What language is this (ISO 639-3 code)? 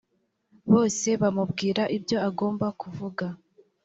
kin